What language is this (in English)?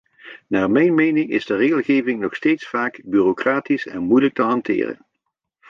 Dutch